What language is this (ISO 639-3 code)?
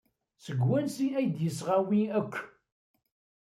kab